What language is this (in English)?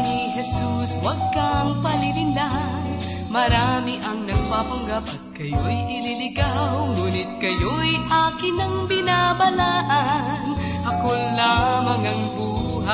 Filipino